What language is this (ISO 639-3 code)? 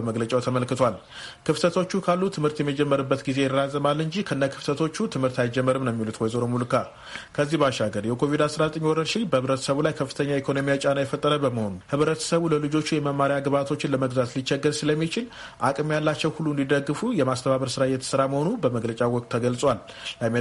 amh